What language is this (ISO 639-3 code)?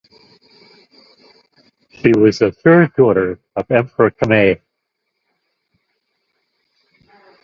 eng